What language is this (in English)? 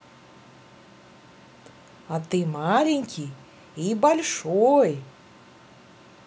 Russian